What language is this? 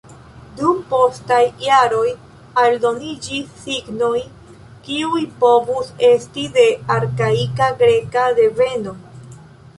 Esperanto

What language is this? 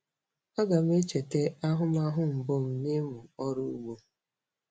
Igbo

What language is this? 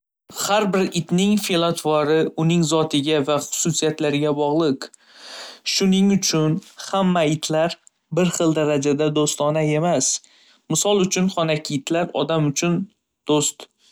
Uzbek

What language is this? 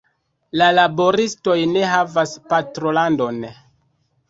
Esperanto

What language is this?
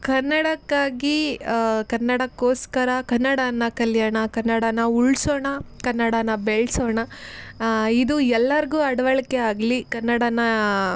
Kannada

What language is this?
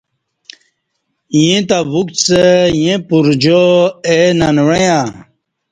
Kati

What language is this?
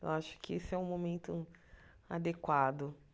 Portuguese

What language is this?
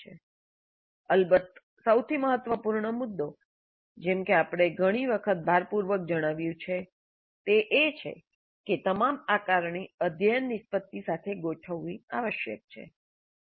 Gujarati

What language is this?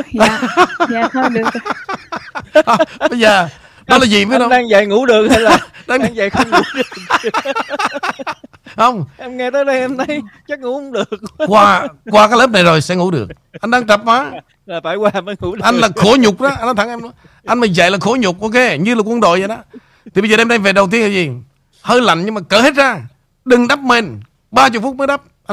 Vietnamese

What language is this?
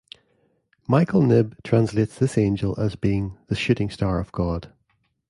English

